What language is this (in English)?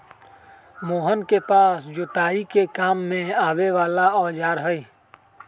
Magahi